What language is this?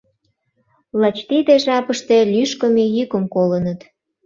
Mari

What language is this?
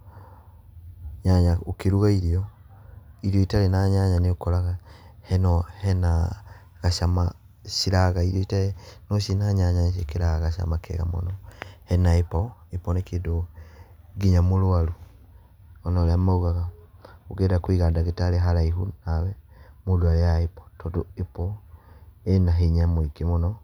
Kikuyu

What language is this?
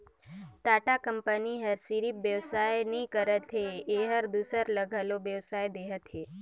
Chhattisgarhi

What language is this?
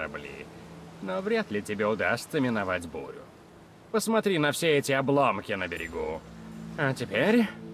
Russian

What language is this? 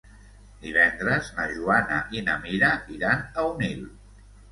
Catalan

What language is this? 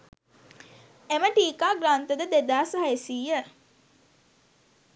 Sinhala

